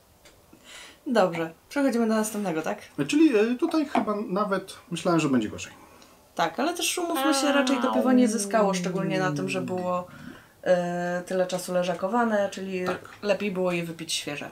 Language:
Polish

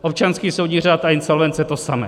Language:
Czech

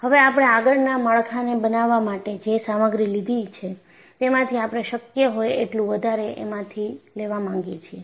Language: Gujarati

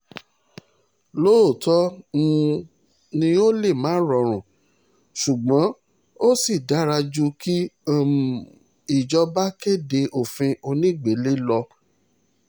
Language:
Yoruba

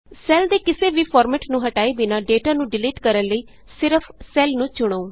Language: Punjabi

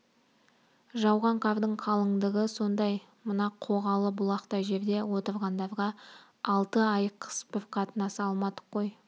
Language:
Kazakh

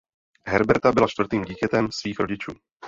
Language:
Czech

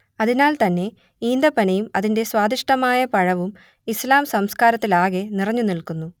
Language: Malayalam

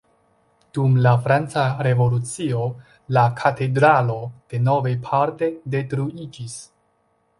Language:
Esperanto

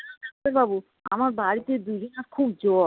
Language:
Bangla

